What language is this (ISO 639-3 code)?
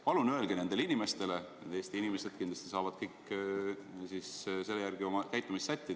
est